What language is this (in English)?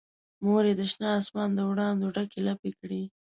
Pashto